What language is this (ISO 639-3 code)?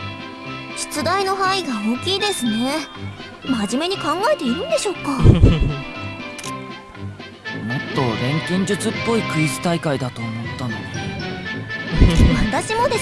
ind